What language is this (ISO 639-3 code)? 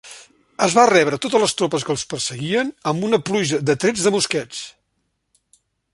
cat